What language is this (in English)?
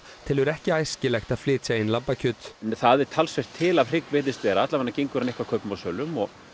Icelandic